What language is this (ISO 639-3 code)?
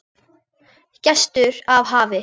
isl